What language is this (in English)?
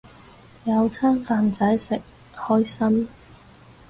Cantonese